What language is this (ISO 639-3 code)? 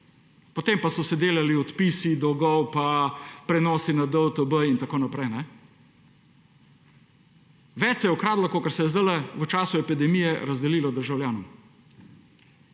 slv